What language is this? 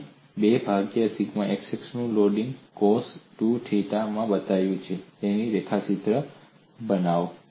Gujarati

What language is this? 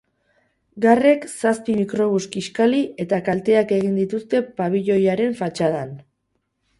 Basque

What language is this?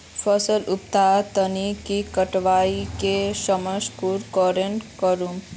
Magahi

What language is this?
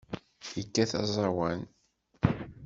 Kabyle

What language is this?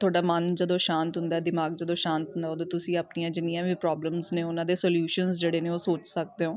Punjabi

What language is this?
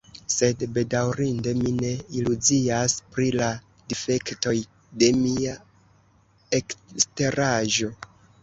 Esperanto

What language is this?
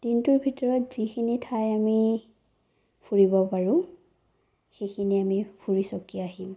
Assamese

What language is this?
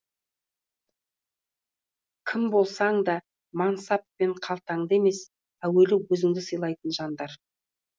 Kazakh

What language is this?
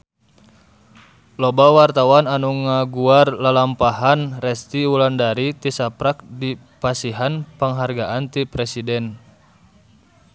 Sundanese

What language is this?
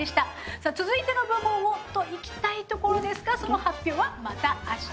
Japanese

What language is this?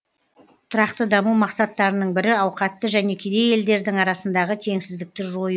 Kazakh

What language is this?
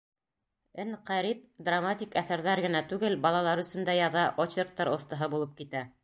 Bashkir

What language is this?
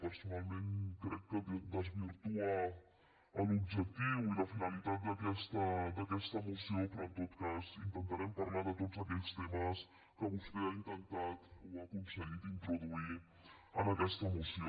Catalan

